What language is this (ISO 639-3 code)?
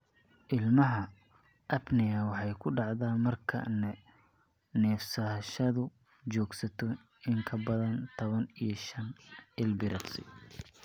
som